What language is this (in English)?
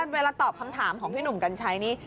Thai